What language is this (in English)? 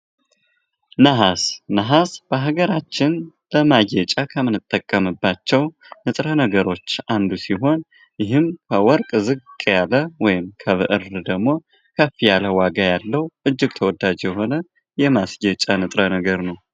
Amharic